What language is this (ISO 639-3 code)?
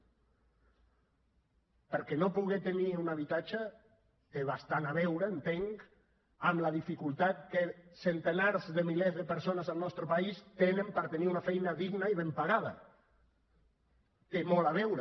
cat